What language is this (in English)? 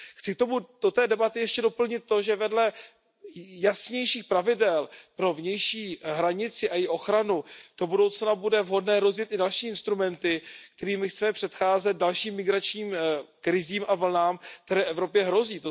Czech